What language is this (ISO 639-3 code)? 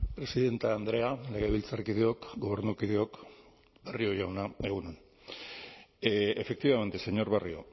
eus